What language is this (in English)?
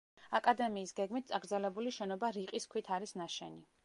Georgian